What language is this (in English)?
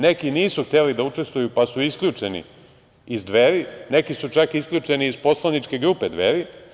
Serbian